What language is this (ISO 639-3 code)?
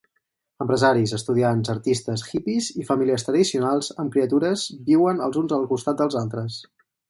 cat